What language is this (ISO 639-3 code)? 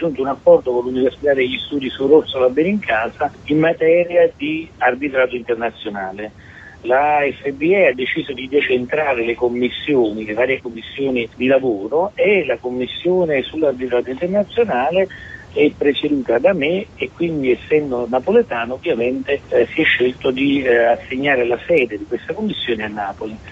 ita